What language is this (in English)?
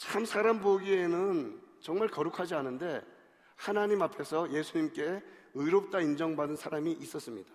Korean